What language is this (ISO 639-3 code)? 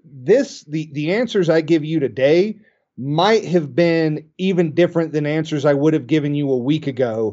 eng